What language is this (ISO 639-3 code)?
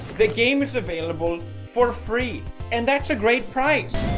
eng